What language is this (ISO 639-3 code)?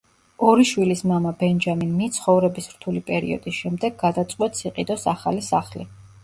kat